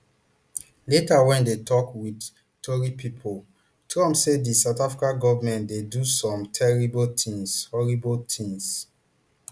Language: Nigerian Pidgin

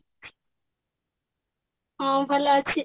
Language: Odia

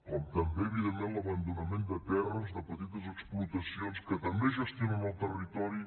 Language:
Catalan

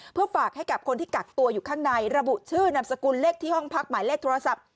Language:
Thai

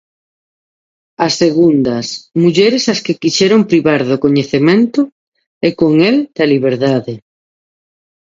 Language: Galician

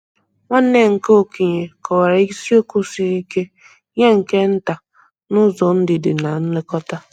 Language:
Igbo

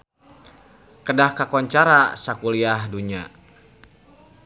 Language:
Sundanese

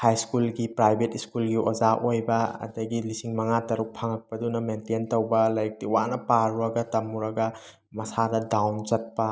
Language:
Manipuri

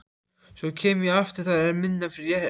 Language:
Icelandic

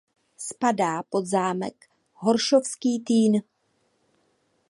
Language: Czech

